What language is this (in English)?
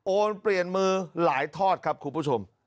Thai